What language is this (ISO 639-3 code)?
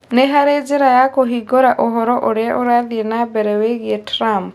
kik